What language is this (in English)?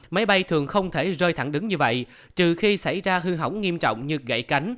Vietnamese